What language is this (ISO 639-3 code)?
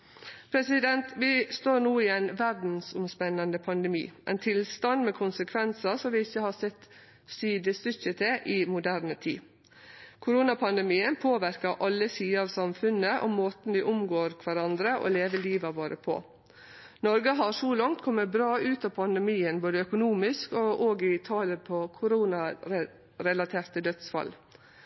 nno